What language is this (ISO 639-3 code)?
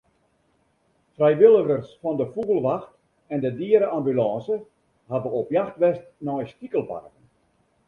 fry